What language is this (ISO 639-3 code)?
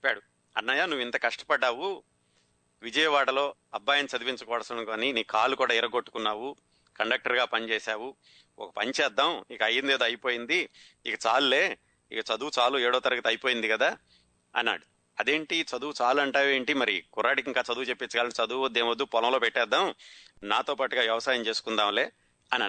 tel